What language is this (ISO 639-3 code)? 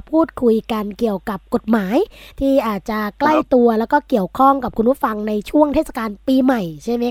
tha